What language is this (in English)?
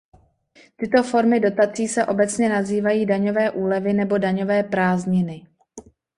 Czech